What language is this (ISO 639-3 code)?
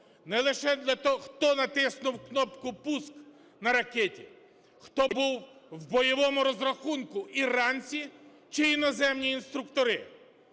ukr